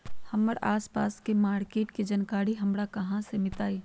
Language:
Magahi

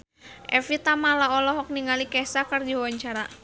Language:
Sundanese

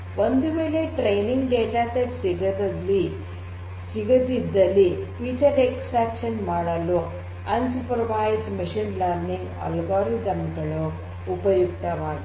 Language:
Kannada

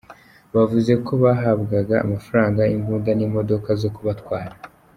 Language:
Kinyarwanda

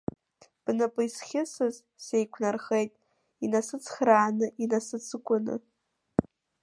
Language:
Abkhazian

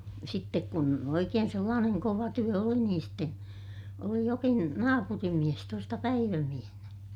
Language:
Finnish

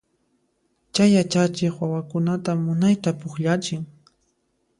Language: Puno Quechua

